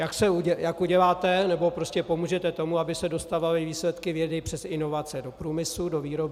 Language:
Czech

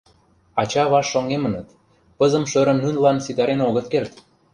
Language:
Mari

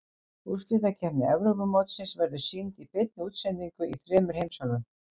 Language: Icelandic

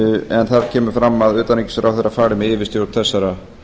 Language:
Icelandic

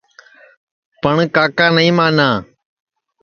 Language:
Sansi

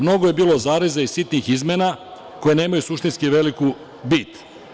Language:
Serbian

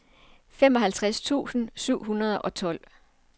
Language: Danish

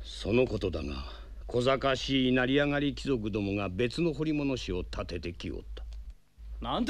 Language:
Japanese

